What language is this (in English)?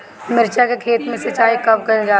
Bhojpuri